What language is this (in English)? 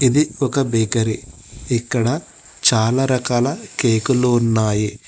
Telugu